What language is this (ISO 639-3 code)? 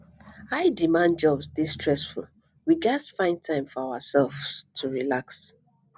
pcm